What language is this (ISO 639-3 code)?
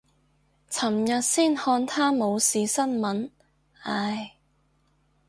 yue